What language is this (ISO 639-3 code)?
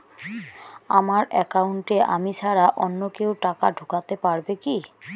ben